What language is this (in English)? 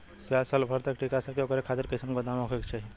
Bhojpuri